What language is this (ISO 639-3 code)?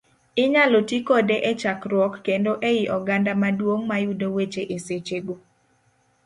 luo